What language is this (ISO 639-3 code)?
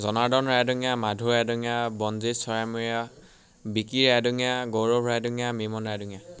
asm